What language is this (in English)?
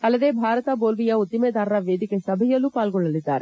Kannada